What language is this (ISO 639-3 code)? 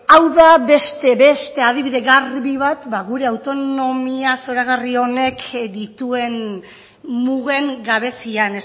eus